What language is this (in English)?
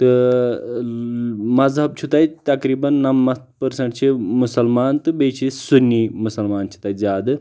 Kashmiri